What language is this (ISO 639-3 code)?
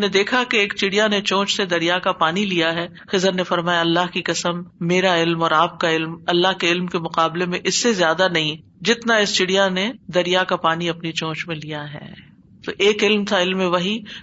urd